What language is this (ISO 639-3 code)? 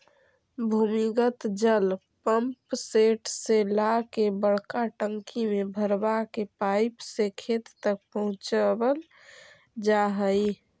mag